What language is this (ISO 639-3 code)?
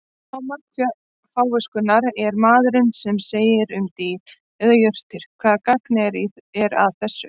isl